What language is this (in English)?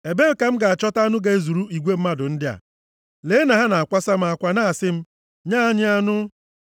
Igbo